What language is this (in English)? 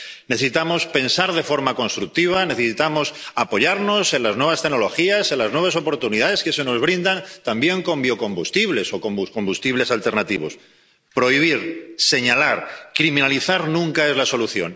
Spanish